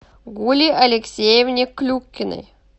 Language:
Russian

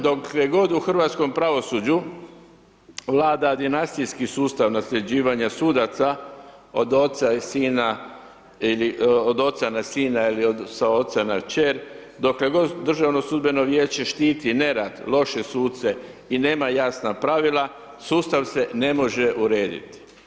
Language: Croatian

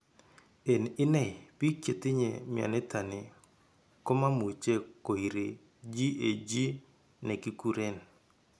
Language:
Kalenjin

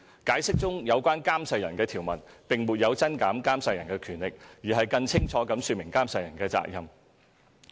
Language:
Cantonese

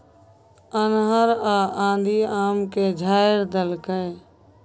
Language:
Maithili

